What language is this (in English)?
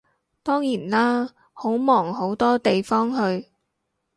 Cantonese